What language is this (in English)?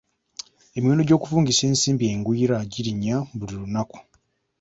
Ganda